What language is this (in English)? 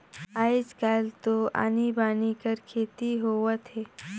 Chhattisgarhi